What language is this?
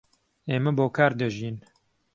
Central Kurdish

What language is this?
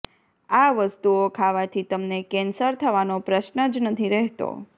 Gujarati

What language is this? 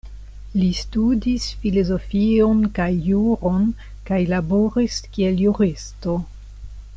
Esperanto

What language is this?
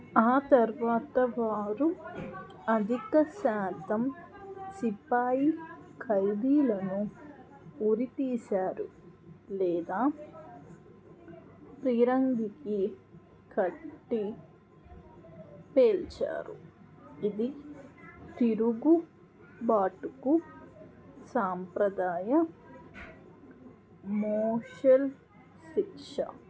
Telugu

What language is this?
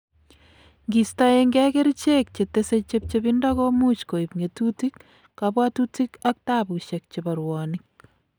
Kalenjin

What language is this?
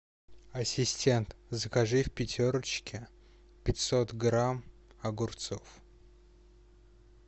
Russian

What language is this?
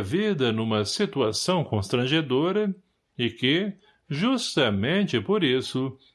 Portuguese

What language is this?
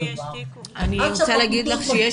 Hebrew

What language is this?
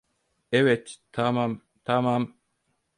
Turkish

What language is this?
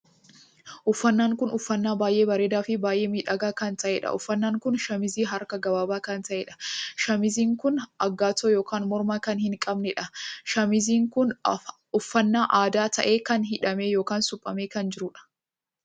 Oromo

